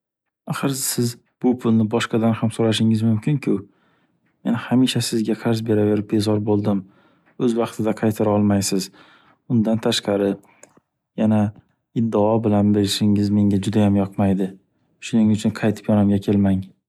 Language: Uzbek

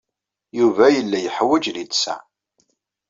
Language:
Kabyle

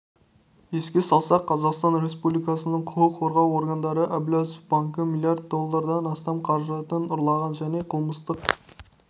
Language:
Kazakh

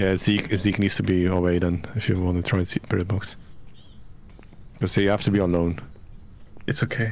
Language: English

